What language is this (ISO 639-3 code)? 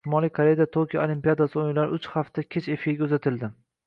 uzb